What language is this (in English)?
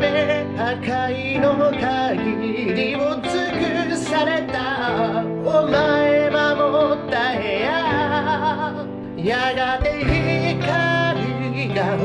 Japanese